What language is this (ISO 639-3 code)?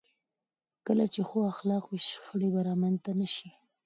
pus